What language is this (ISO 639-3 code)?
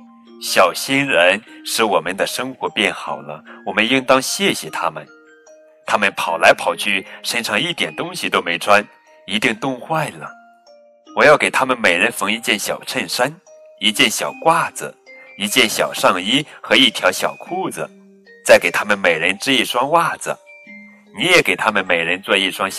zho